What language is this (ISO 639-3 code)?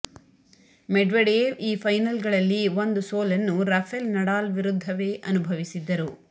kan